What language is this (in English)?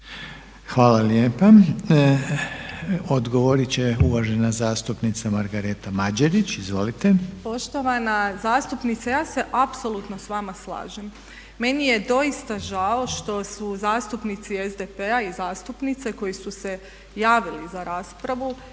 Croatian